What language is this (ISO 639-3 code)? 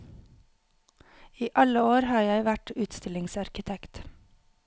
nor